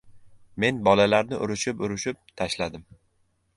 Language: Uzbek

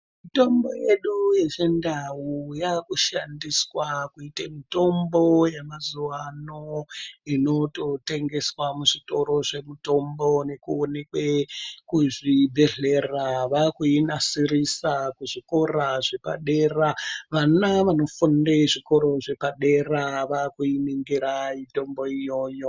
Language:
Ndau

